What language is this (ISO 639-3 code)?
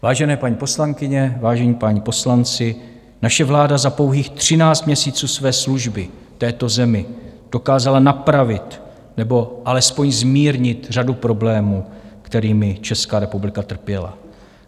ces